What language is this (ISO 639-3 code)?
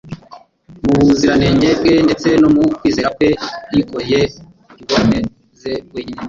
kin